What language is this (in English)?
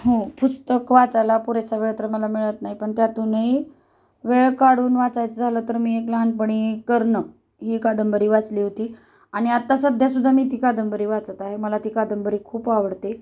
Marathi